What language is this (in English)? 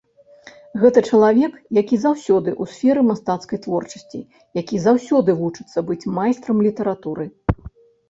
Belarusian